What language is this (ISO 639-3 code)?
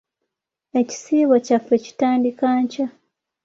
lug